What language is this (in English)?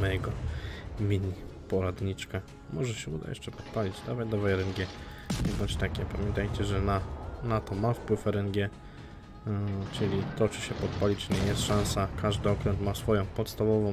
Polish